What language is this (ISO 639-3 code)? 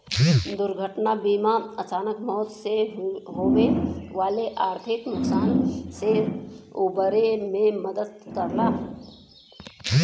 bho